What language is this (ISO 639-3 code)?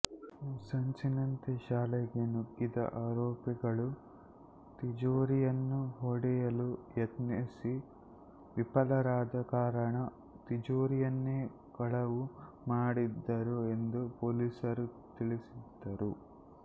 kan